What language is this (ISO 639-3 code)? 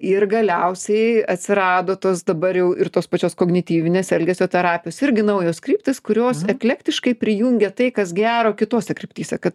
lit